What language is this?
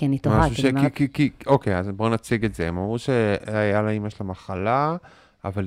Hebrew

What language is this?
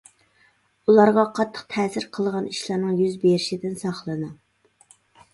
Uyghur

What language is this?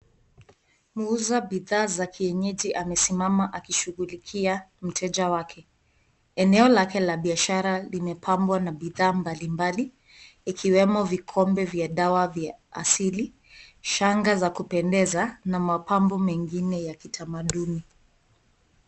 Swahili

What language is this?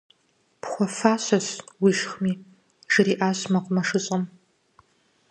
Kabardian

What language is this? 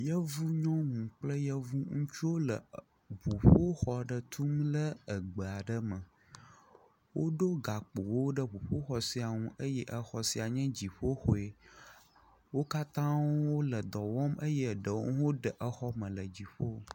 Ewe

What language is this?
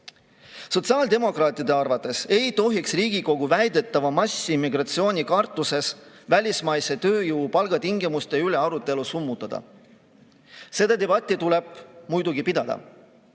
Estonian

